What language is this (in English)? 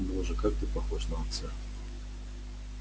Russian